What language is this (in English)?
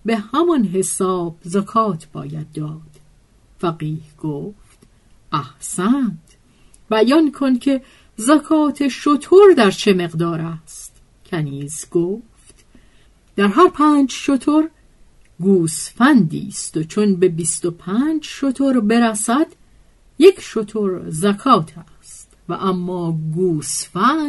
Persian